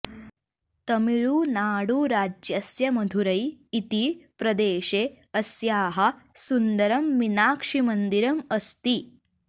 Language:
Sanskrit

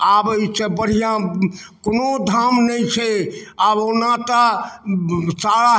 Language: Maithili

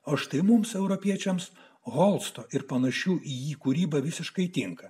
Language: Lithuanian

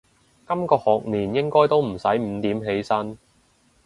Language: Cantonese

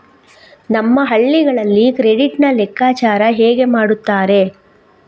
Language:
Kannada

